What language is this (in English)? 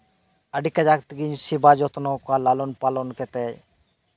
Santali